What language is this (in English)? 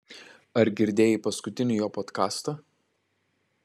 Lithuanian